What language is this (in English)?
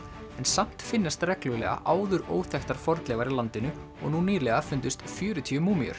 Icelandic